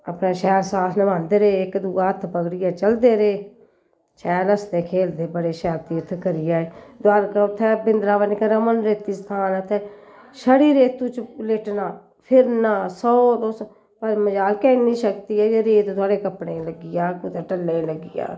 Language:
Dogri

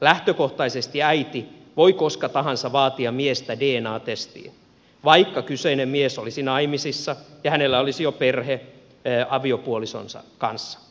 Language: Finnish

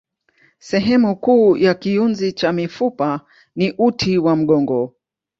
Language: Swahili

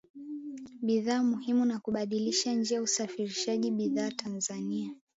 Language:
Swahili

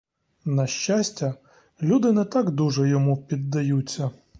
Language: Ukrainian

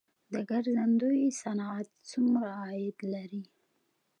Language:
Pashto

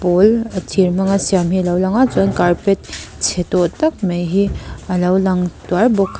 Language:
Mizo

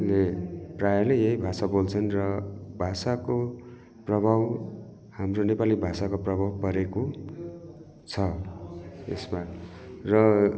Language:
Nepali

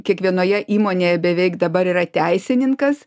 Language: Lithuanian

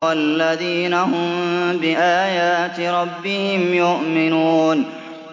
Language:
Arabic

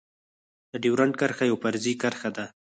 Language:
Pashto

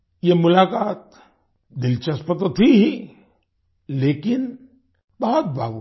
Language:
Hindi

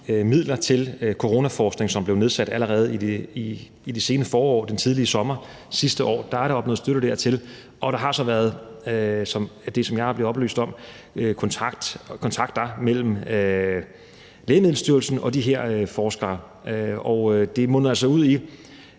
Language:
Danish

